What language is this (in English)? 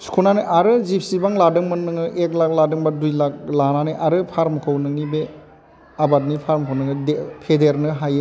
Bodo